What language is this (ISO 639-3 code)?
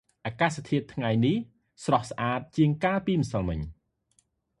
khm